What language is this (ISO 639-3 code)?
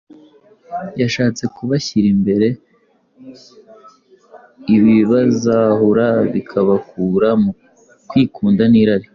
kin